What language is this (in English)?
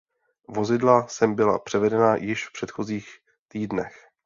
Czech